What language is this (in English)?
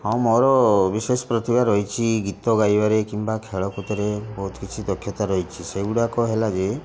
Odia